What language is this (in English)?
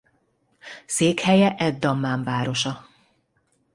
Hungarian